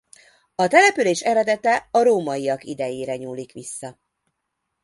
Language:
Hungarian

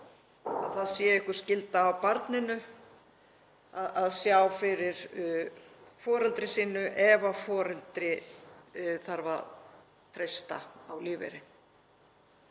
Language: Icelandic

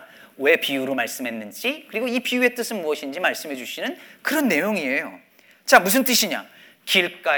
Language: Korean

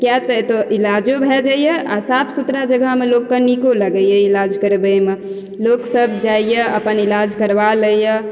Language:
Maithili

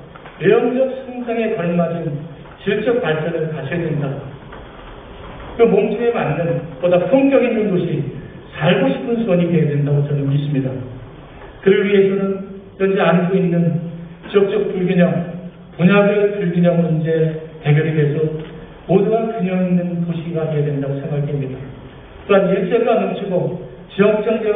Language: Korean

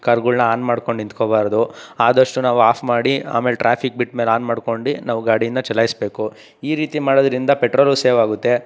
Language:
Kannada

